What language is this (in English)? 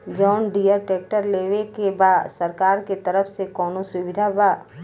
Bhojpuri